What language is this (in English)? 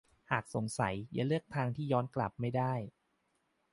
Thai